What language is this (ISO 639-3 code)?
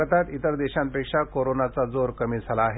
mar